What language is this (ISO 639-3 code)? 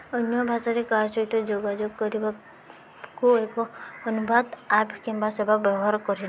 ori